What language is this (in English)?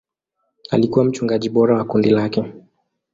Swahili